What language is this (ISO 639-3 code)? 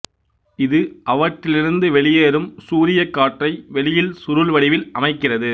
tam